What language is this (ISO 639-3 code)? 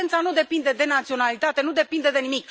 ron